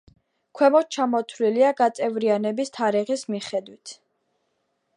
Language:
Georgian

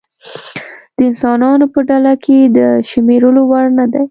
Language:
Pashto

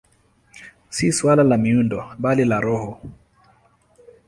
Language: Swahili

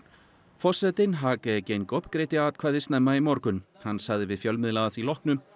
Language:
Icelandic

